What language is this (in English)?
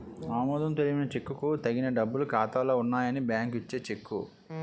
Telugu